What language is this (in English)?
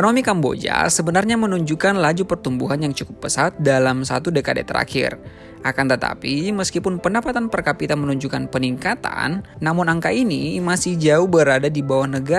Indonesian